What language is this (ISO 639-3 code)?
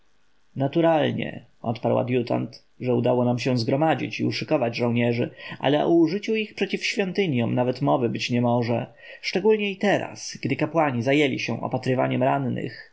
pol